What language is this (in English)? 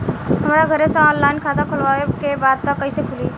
Bhojpuri